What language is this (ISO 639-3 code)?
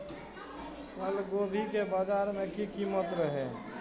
mai